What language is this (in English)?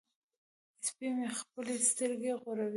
Pashto